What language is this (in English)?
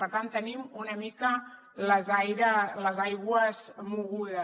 Catalan